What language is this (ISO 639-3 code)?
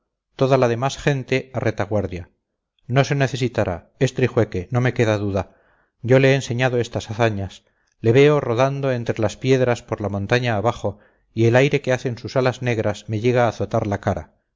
spa